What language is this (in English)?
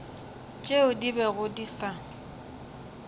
Northern Sotho